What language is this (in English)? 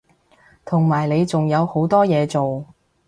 Cantonese